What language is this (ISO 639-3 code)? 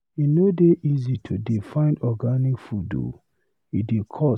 pcm